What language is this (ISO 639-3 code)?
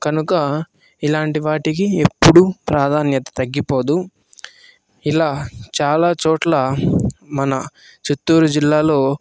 tel